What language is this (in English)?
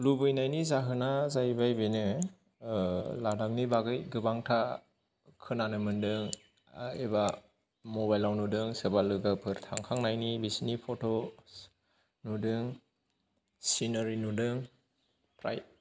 Bodo